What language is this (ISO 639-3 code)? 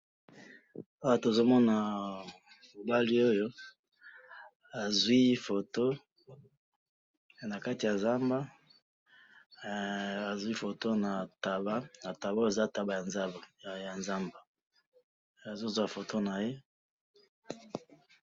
lin